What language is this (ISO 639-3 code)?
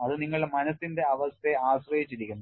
mal